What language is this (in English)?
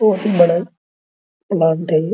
Hindi